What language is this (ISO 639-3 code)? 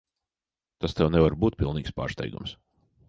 lav